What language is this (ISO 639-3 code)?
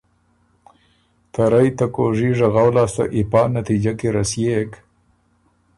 oru